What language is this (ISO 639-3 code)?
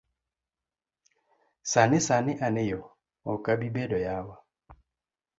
luo